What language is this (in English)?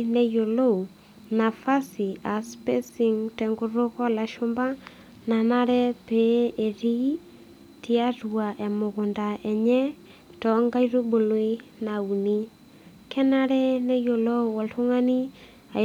Masai